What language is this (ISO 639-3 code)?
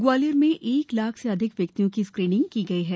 hin